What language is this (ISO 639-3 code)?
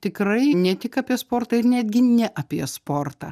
lit